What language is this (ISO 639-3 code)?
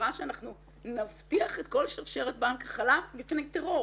heb